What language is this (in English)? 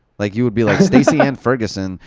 English